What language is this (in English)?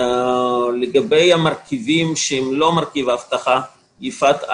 Hebrew